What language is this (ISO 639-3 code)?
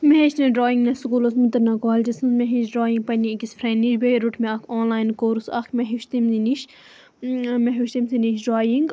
kas